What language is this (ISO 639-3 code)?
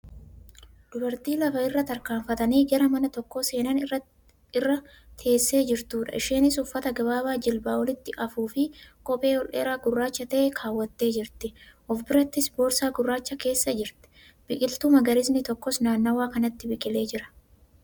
orm